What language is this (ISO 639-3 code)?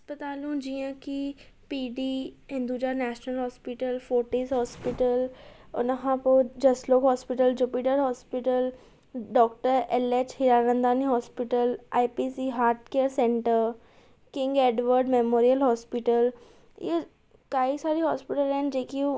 snd